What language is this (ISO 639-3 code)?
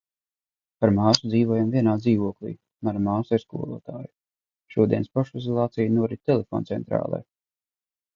lav